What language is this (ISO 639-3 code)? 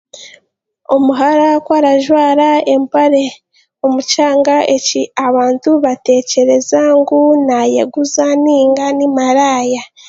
cgg